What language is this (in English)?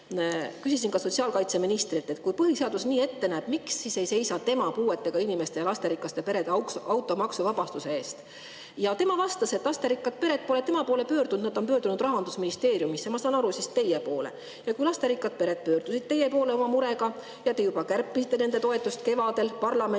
Estonian